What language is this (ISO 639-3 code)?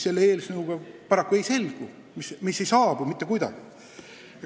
est